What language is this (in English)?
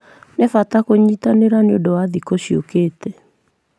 Kikuyu